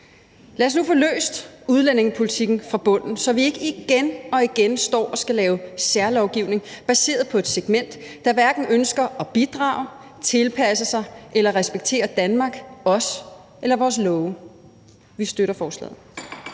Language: Danish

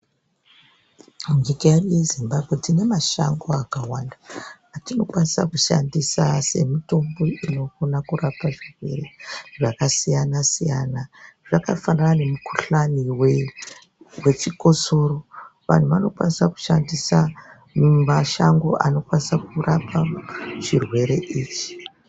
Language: Ndau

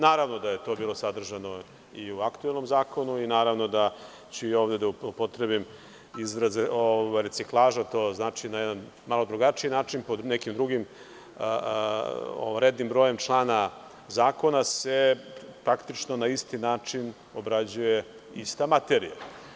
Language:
Serbian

